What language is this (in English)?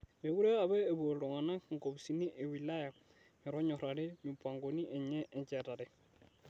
Masai